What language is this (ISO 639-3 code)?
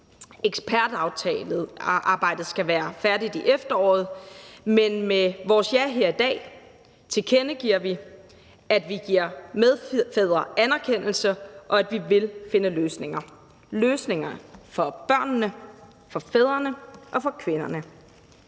dan